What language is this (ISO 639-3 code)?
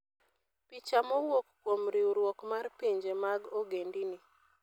luo